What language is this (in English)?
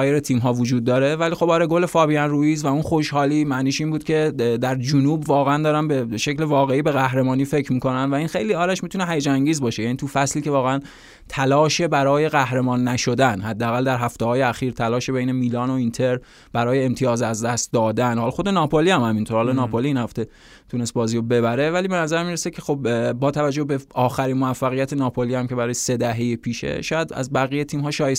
Persian